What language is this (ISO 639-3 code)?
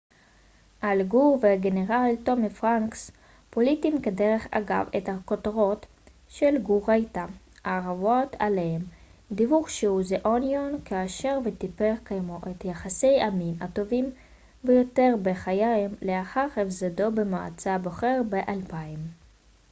heb